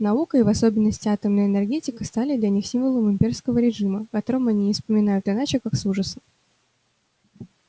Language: Russian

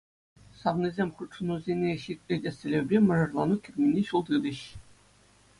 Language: Chuvash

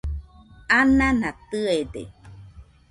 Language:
Nüpode Huitoto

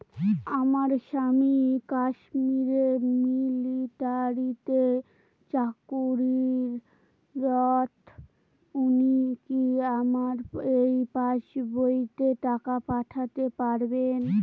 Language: Bangla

